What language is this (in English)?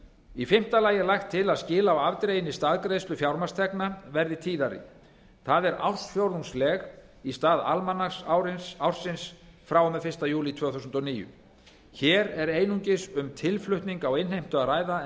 Icelandic